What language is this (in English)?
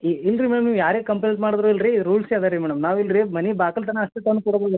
Kannada